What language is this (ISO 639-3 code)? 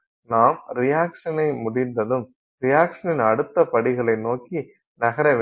tam